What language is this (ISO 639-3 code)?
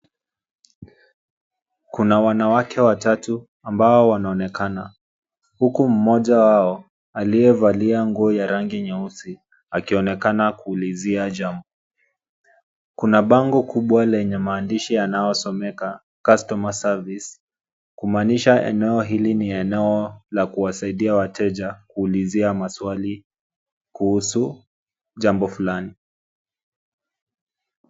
swa